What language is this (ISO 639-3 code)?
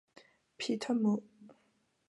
zho